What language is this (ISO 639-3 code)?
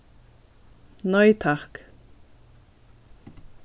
fao